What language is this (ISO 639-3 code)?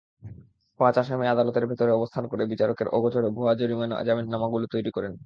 ben